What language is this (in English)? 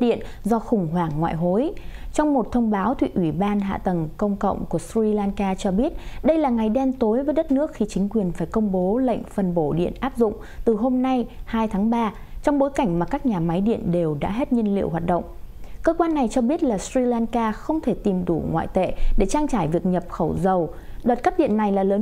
Vietnamese